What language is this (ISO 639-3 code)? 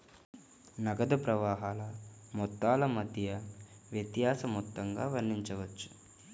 tel